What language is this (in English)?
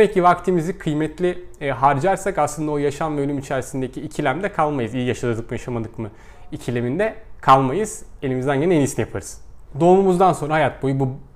Turkish